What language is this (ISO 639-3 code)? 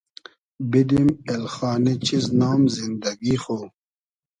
haz